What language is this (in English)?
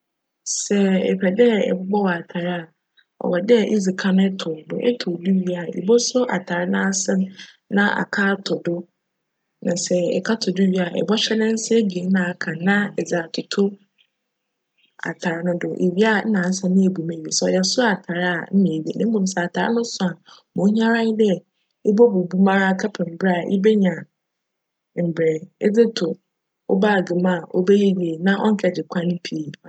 Akan